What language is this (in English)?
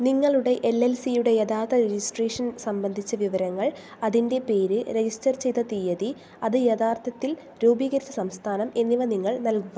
Malayalam